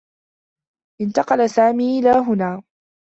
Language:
Arabic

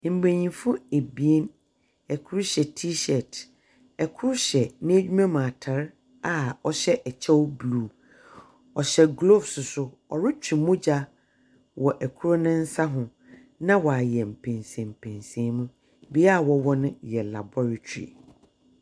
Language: Akan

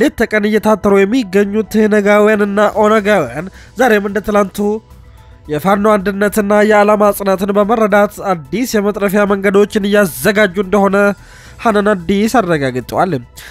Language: Arabic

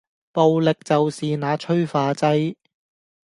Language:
Cantonese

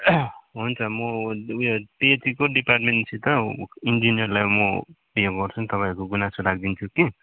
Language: Nepali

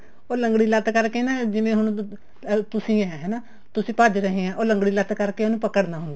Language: Punjabi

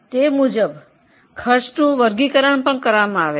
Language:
Gujarati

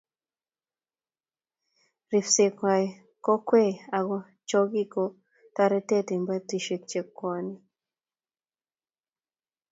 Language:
Kalenjin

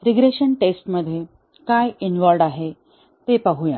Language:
Marathi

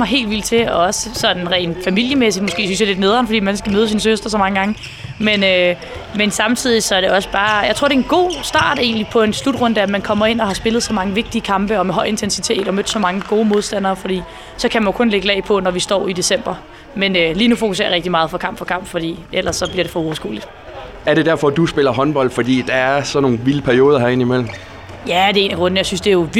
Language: Danish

